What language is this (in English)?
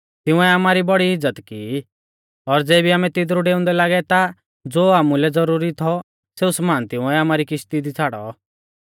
Mahasu Pahari